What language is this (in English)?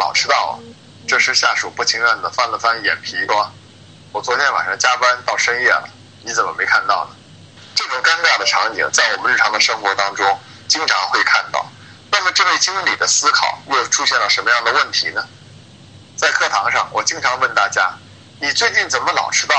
Chinese